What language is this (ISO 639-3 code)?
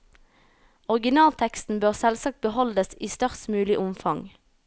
nor